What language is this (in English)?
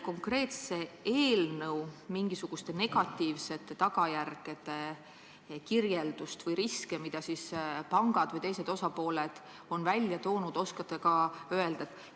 Estonian